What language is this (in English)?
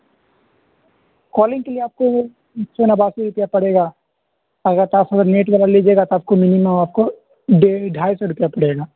Urdu